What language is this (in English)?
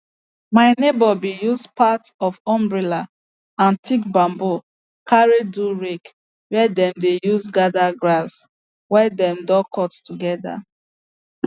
Nigerian Pidgin